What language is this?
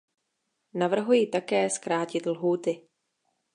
Czech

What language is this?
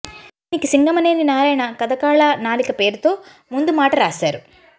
Telugu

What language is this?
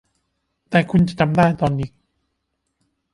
Thai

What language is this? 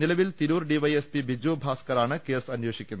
Malayalam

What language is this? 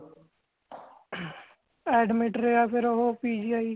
Punjabi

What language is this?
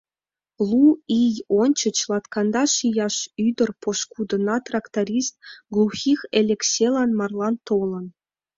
Mari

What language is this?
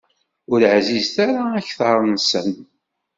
Kabyle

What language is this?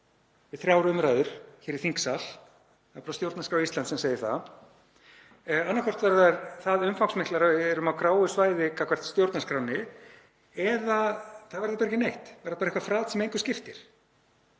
Icelandic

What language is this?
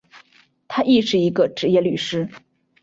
Chinese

